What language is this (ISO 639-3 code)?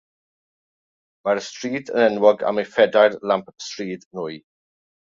cym